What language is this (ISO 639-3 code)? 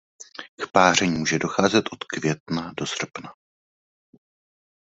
ces